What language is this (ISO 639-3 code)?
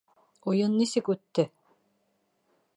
bak